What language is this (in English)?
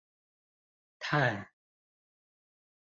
Chinese